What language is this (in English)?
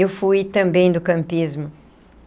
Portuguese